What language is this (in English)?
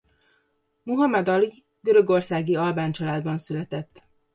Hungarian